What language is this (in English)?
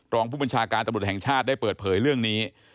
Thai